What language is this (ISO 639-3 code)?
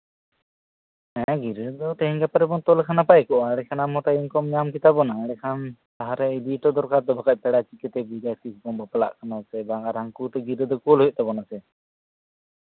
sat